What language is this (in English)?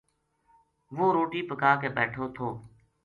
Gujari